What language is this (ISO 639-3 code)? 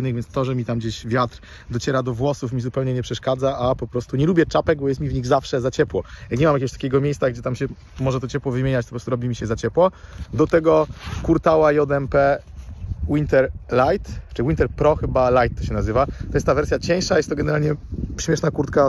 pol